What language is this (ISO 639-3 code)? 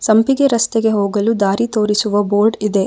kan